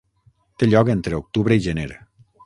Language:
Catalan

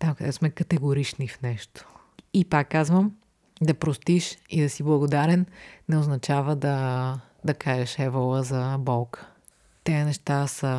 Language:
Bulgarian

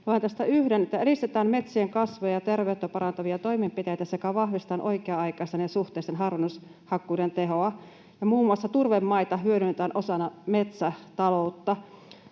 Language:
Finnish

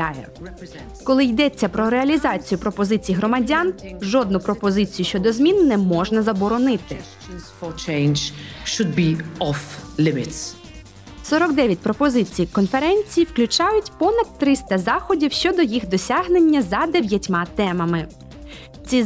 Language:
Ukrainian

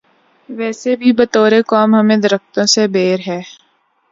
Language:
Urdu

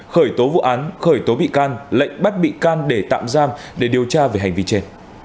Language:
Vietnamese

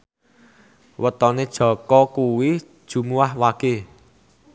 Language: Javanese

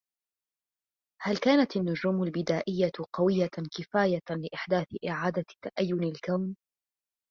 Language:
Arabic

